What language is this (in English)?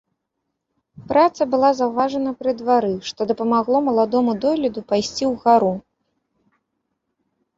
Belarusian